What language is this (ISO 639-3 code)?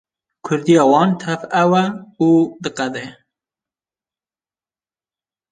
kur